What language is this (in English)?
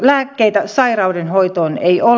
Finnish